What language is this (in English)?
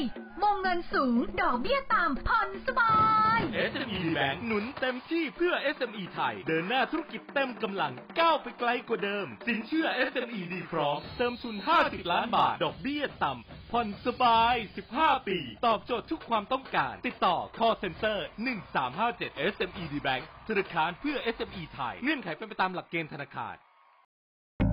Thai